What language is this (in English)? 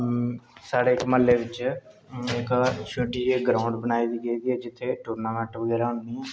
Dogri